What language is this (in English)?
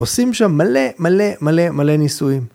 Hebrew